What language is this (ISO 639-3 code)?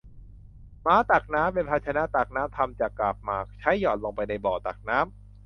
tha